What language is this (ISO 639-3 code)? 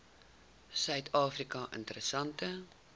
afr